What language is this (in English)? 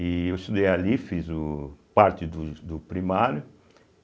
Portuguese